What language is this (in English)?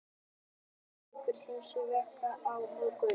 Icelandic